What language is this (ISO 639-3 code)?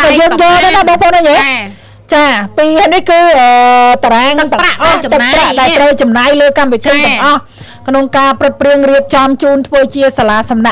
tha